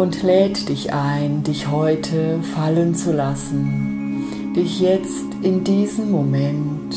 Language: German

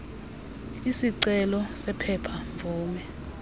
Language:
Xhosa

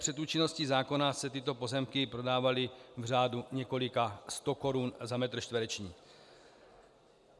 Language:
Czech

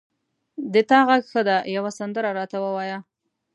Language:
Pashto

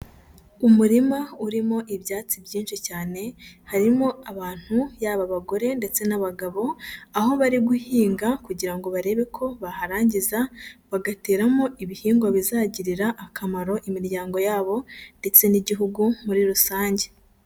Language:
Kinyarwanda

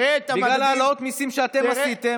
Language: Hebrew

